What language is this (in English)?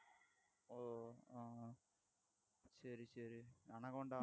Tamil